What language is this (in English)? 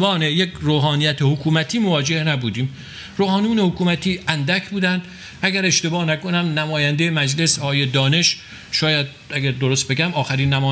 Persian